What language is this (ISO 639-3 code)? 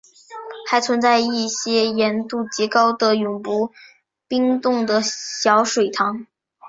zho